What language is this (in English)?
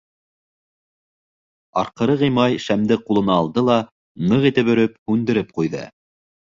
Bashkir